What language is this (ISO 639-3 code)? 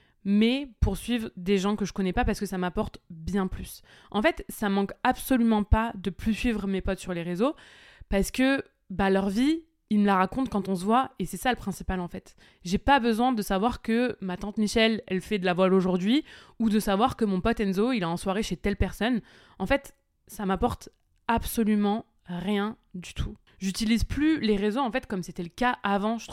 fra